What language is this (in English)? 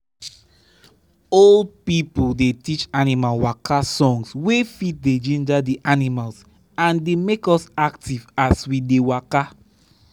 Nigerian Pidgin